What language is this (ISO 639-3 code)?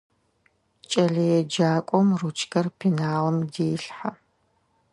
ady